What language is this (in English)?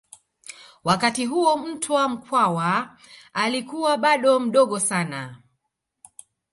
Swahili